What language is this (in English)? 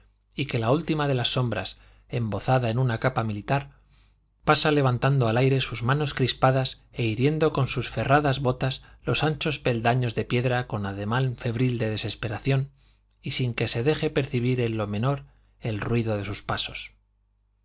Spanish